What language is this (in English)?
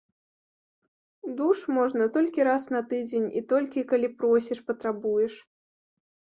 Belarusian